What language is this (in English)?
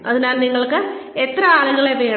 Malayalam